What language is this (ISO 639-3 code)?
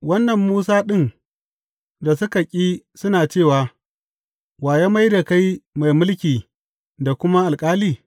hau